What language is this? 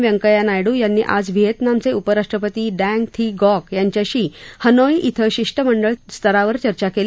Marathi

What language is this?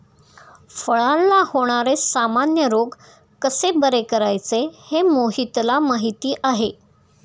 Marathi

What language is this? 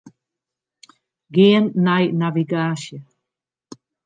Western Frisian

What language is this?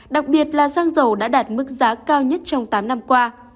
Vietnamese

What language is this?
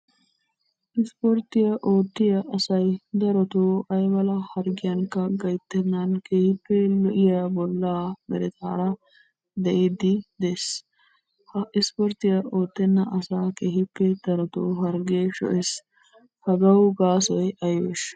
Wolaytta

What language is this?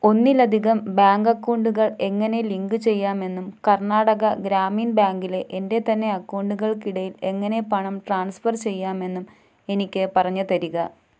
Malayalam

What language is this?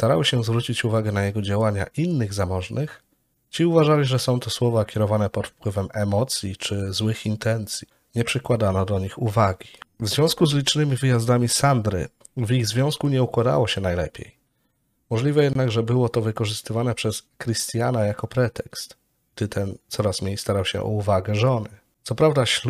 Polish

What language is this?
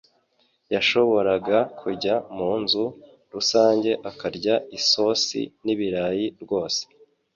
Kinyarwanda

